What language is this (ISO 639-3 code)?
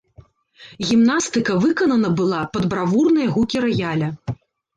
bel